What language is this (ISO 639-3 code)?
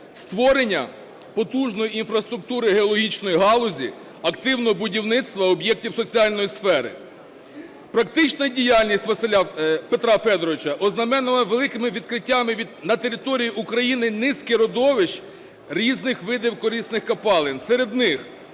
ukr